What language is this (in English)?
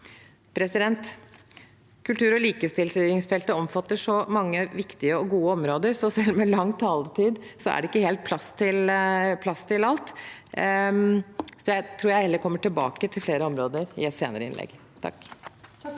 Norwegian